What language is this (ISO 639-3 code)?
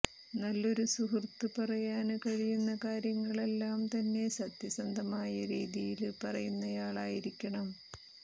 mal